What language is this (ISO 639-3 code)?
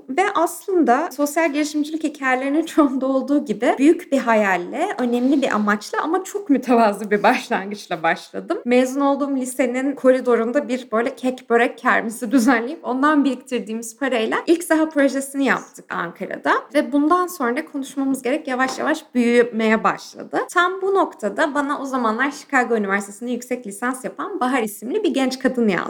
tur